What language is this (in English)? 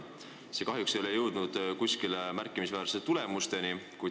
Estonian